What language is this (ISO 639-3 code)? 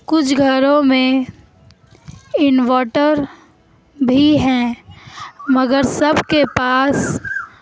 urd